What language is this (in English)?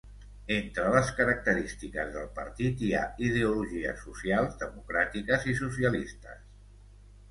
Catalan